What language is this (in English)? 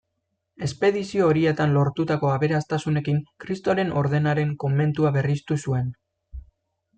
Basque